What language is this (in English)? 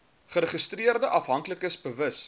Afrikaans